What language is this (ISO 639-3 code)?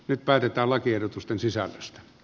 fin